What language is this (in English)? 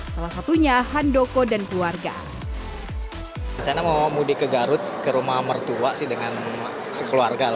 Indonesian